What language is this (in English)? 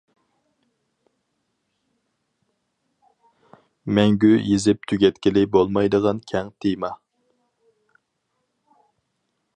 Uyghur